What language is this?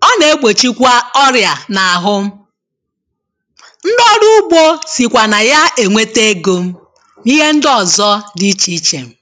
Igbo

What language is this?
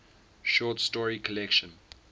English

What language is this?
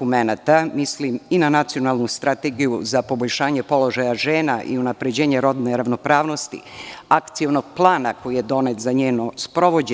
Serbian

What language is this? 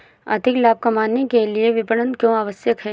Hindi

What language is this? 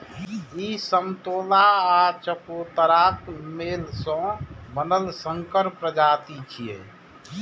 Maithili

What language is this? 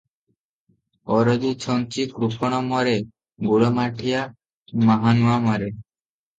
Odia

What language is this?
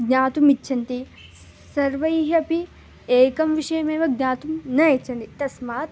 Sanskrit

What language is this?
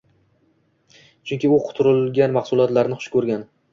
Uzbek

